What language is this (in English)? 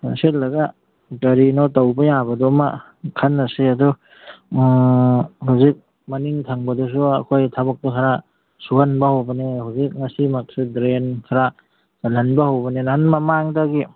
Manipuri